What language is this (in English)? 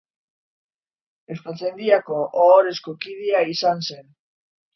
Basque